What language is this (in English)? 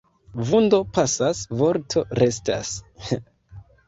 Esperanto